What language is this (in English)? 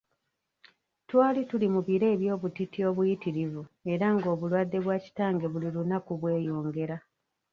Ganda